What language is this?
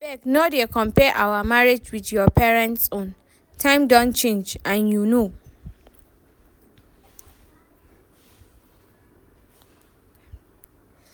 Nigerian Pidgin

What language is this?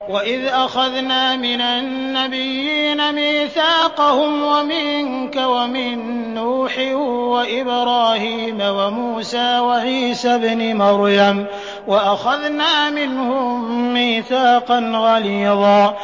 Arabic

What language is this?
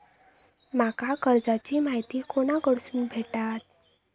Marathi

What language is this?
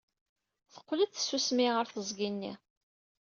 Kabyle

